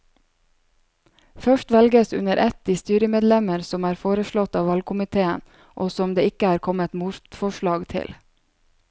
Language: Norwegian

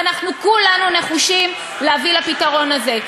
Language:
Hebrew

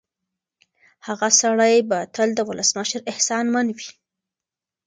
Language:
Pashto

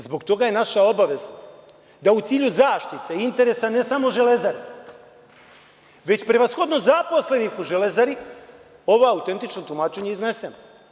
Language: Serbian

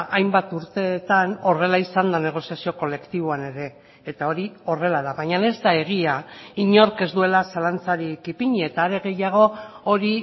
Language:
Basque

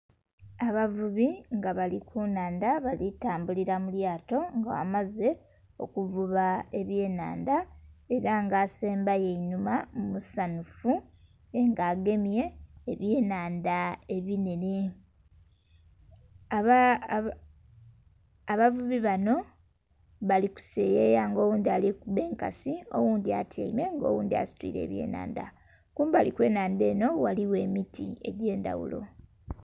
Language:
Soga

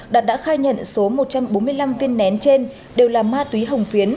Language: Vietnamese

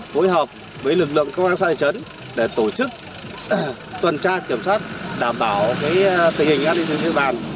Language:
Vietnamese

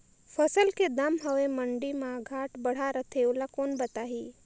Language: Chhattisgarhi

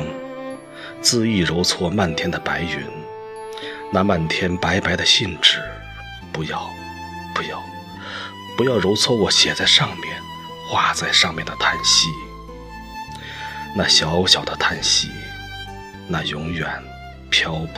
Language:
Chinese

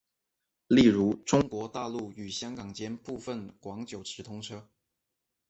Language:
Chinese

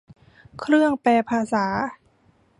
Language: Thai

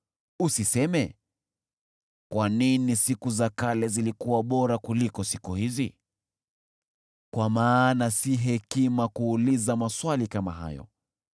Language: Swahili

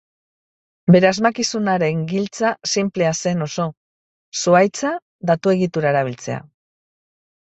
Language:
Basque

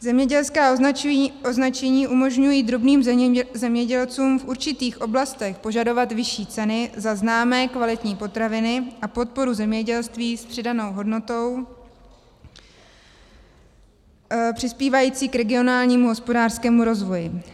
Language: Czech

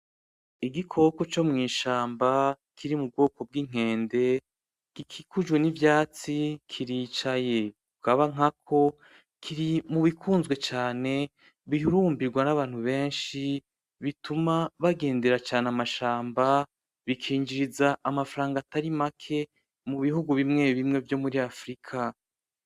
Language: Rundi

